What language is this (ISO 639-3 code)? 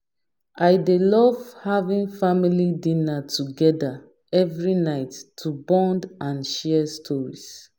pcm